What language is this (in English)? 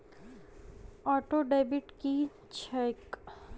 Maithili